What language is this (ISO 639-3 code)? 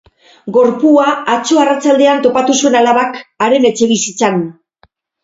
eus